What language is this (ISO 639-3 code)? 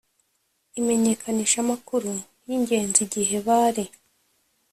kin